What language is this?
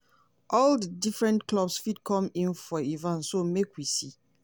Nigerian Pidgin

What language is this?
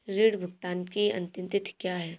Hindi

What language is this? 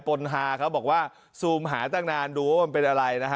Thai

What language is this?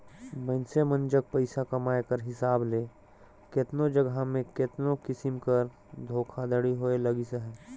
Chhattisgarhi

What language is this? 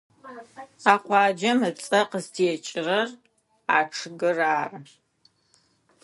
Adyghe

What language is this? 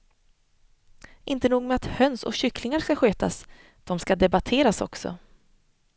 Swedish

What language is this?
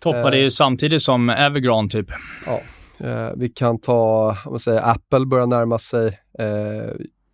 Swedish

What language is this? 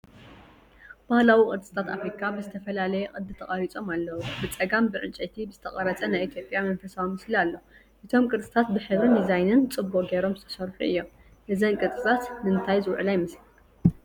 Tigrinya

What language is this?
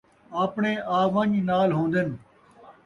Saraiki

